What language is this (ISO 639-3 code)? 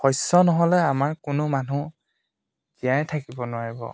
asm